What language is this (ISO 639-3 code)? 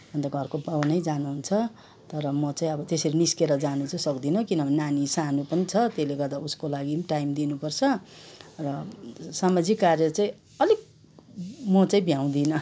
nep